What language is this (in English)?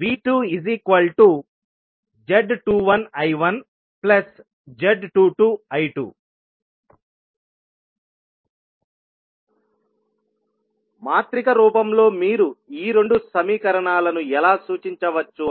Telugu